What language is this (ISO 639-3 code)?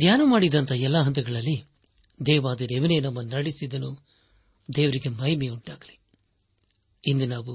kan